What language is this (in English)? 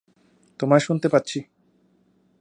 Bangla